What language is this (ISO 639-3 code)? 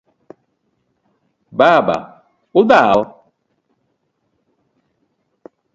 luo